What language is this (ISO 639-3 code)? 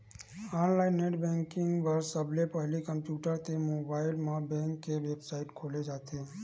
hne